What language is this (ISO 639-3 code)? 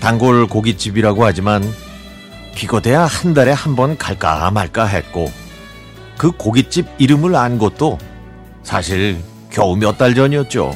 kor